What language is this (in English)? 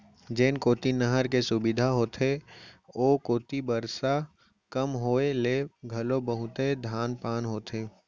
Chhattisgarhi